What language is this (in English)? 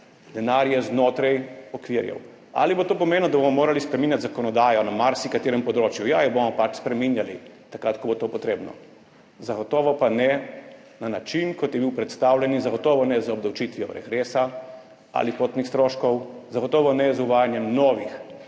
Slovenian